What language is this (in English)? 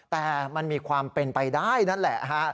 Thai